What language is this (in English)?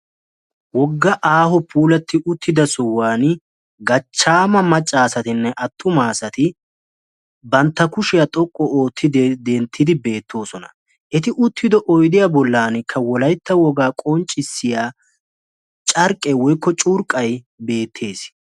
Wolaytta